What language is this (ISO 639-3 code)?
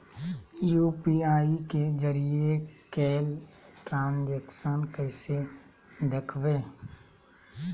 mag